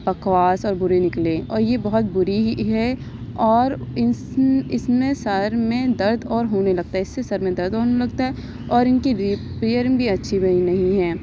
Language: Urdu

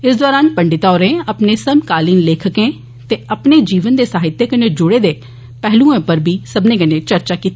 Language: Dogri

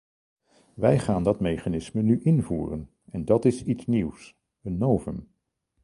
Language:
Dutch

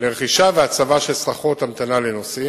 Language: Hebrew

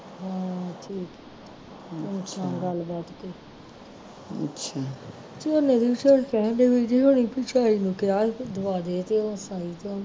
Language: Punjabi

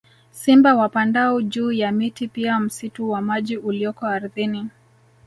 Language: Swahili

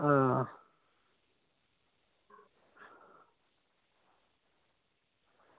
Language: Dogri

